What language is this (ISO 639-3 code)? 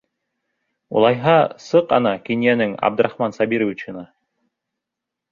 bak